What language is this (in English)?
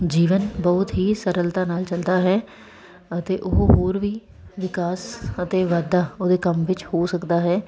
Punjabi